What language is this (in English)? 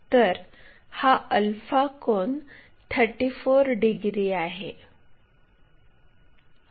Marathi